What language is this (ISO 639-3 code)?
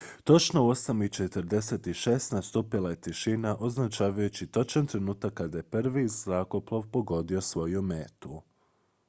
hrv